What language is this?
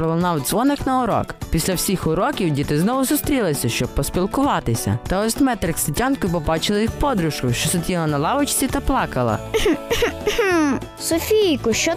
Ukrainian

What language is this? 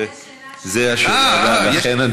Hebrew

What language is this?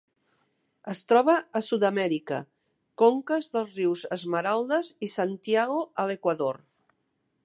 Catalan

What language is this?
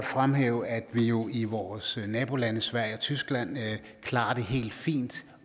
Danish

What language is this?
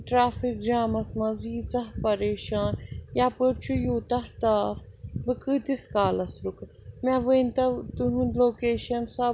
Kashmiri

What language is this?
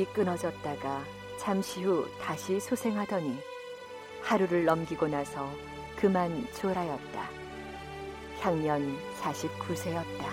Korean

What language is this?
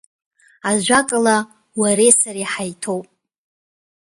Abkhazian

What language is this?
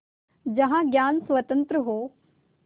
Hindi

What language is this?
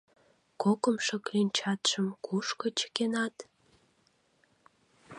Mari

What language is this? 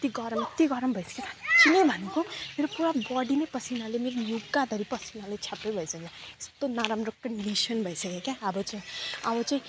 Nepali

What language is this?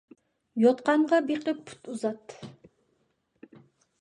Uyghur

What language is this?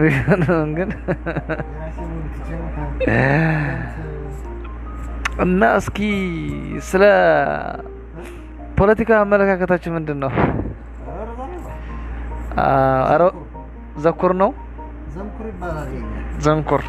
Amharic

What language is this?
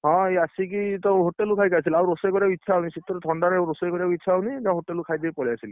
Odia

